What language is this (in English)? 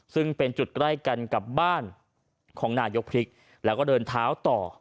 Thai